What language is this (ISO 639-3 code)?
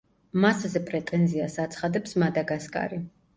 kat